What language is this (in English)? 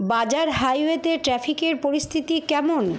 Bangla